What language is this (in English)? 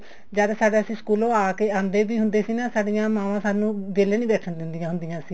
Punjabi